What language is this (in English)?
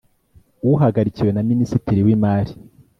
Kinyarwanda